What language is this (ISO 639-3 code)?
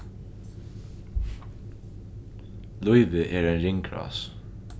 fao